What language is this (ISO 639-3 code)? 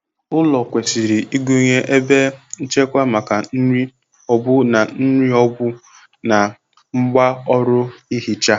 ibo